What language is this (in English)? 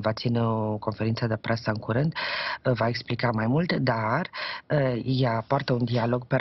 Romanian